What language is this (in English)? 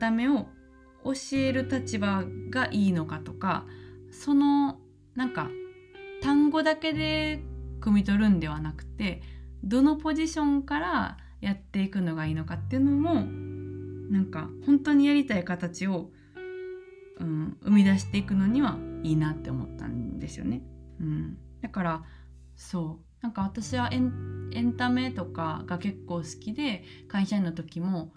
Japanese